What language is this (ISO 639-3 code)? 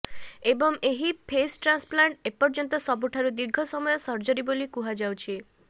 ori